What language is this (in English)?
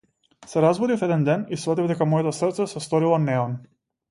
Macedonian